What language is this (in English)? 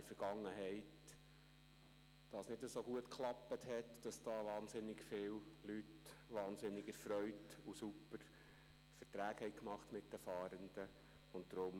Swiss German